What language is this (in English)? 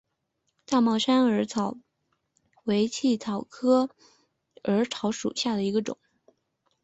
Chinese